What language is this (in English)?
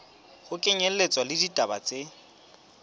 Southern Sotho